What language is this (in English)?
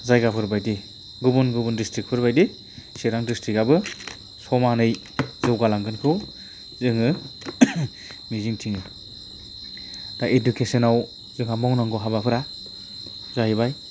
Bodo